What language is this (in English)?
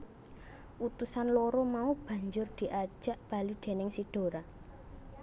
Javanese